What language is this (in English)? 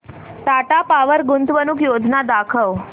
Marathi